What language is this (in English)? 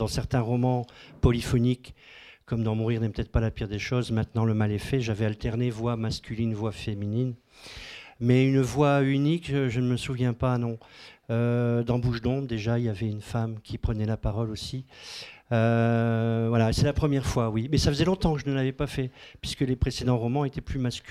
French